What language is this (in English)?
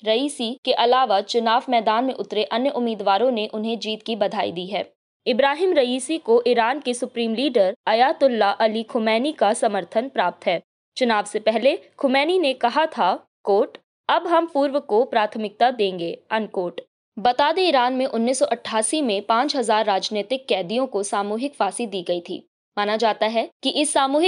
Hindi